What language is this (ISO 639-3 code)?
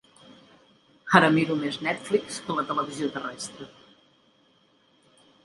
cat